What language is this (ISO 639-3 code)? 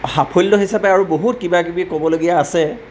asm